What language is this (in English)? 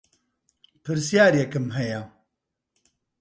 Central Kurdish